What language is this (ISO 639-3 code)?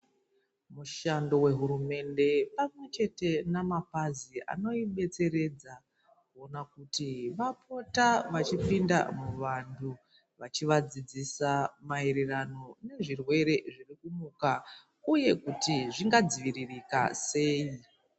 ndc